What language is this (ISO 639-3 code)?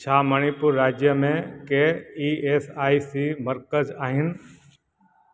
snd